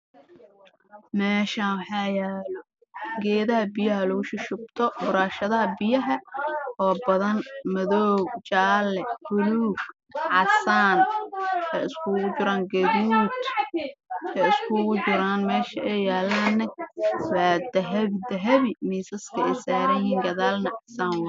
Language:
Somali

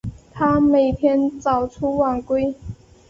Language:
Chinese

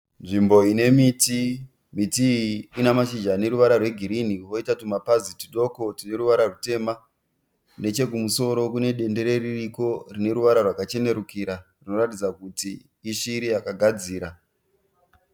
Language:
Shona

